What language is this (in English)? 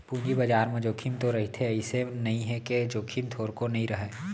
Chhattisgarhi